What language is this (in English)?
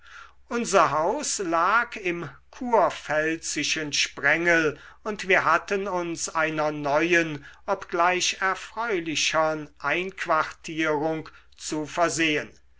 German